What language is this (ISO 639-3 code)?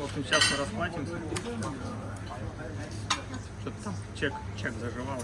rus